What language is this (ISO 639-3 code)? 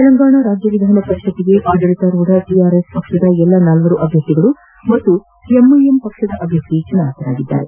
kan